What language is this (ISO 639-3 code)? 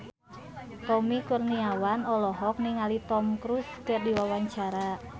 sun